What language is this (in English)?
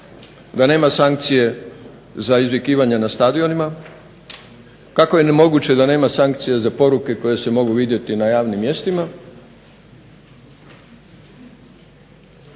Croatian